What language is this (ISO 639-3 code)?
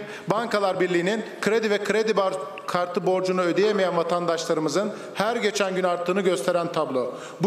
tur